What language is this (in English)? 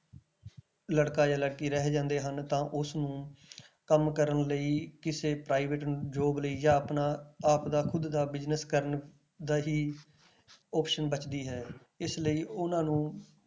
Punjabi